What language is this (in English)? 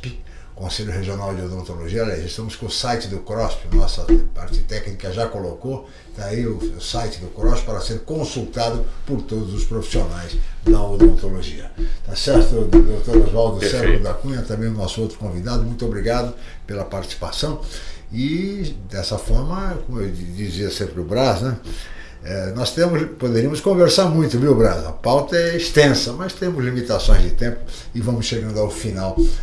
Portuguese